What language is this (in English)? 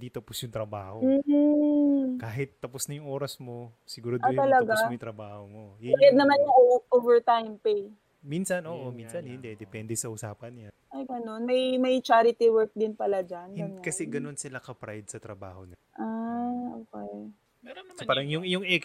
Filipino